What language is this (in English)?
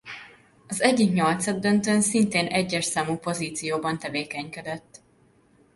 Hungarian